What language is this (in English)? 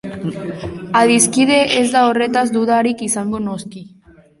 Basque